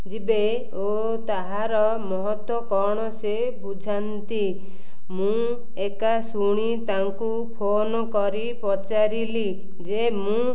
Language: Odia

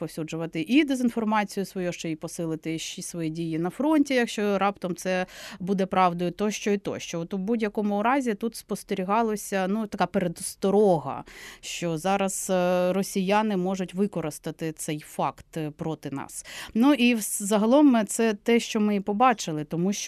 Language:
Ukrainian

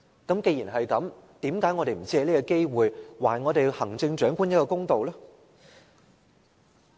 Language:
Cantonese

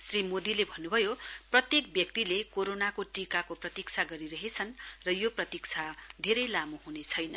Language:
Nepali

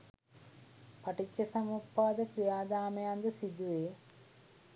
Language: Sinhala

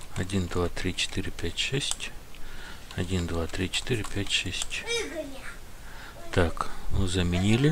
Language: Russian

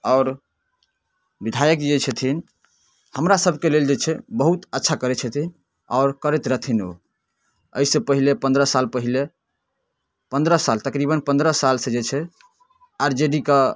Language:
Maithili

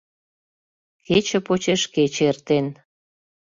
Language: Mari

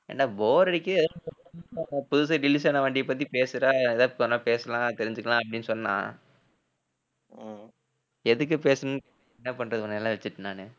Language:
Tamil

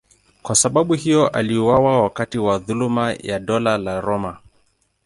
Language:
Swahili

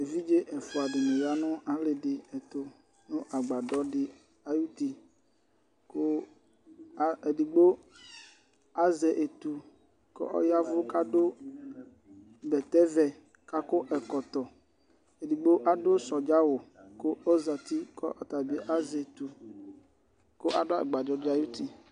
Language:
Ikposo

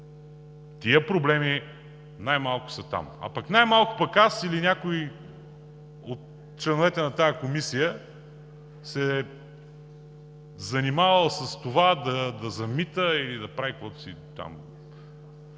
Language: Bulgarian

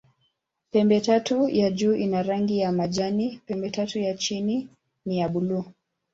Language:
Swahili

